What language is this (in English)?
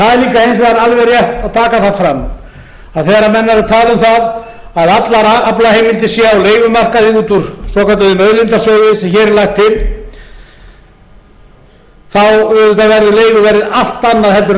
Icelandic